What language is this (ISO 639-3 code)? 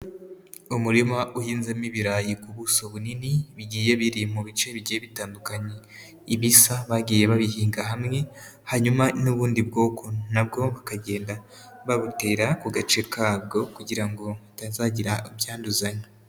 kin